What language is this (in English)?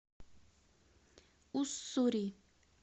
Russian